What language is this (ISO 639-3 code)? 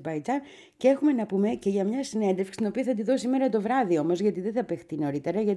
ell